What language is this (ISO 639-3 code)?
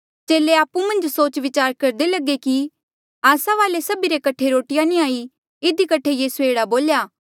mjl